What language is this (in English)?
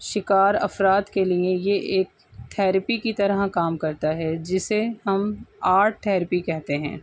Urdu